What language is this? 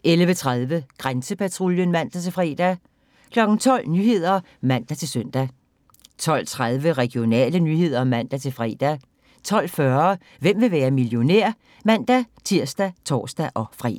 Danish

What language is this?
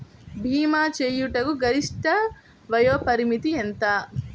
Telugu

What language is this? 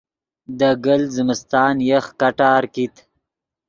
Yidgha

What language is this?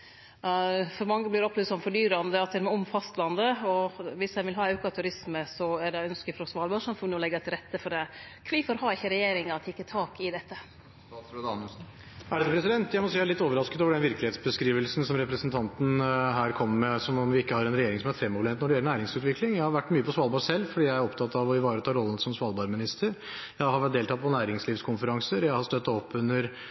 Norwegian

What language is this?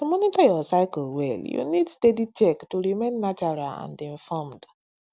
Nigerian Pidgin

